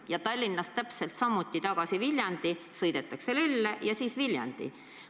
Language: Estonian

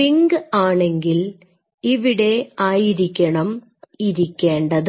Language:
Malayalam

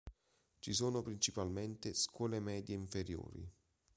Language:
Italian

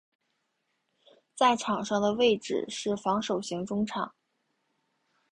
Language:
Chinese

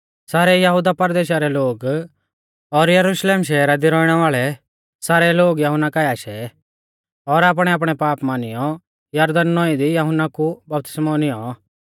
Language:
Mahasu Pahari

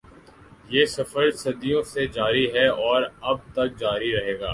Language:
Urdu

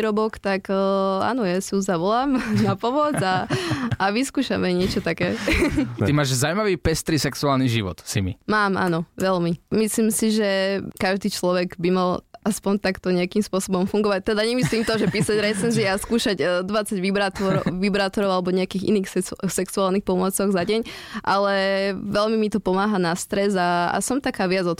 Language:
Slovak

